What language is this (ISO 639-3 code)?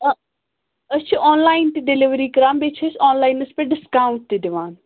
kas